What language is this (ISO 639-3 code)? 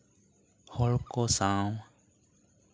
sat